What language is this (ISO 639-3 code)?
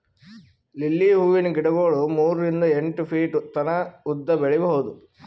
kan